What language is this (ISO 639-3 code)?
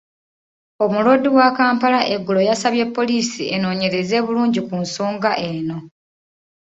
lug